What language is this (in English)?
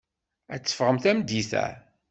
Kabyle